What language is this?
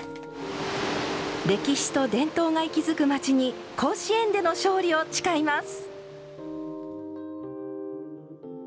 Japanese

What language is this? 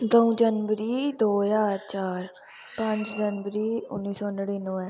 Dogri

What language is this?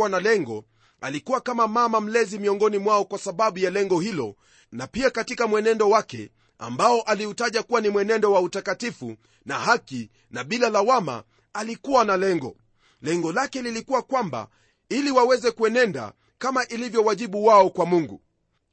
Swahili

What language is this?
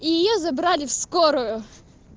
Russian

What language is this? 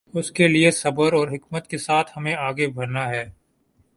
Urdu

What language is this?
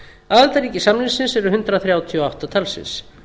Icelandic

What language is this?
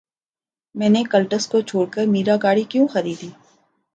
Urdu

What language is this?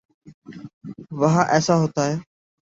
Urdu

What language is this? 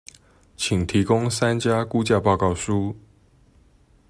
Chinese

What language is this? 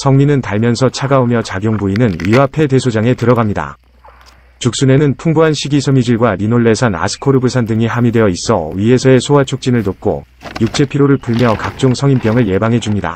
Korean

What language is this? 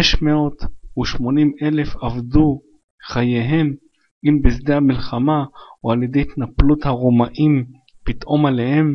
Hebrew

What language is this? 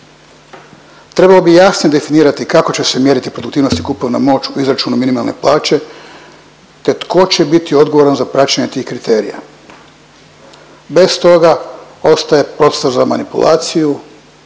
Croatian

